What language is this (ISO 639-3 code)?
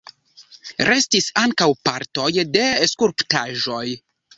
epo